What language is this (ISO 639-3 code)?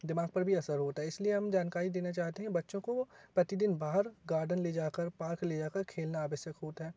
hin